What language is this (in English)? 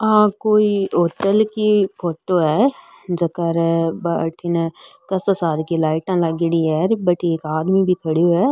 Marwari